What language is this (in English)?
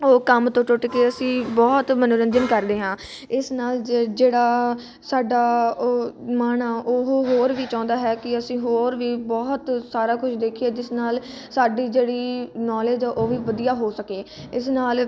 Punjabi